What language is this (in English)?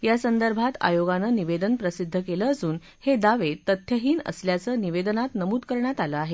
Marathi